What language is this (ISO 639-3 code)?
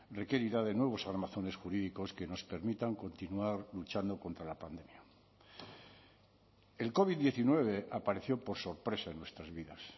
spa